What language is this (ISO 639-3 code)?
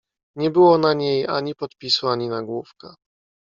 pol